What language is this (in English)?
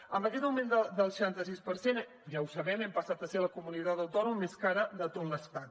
Catalan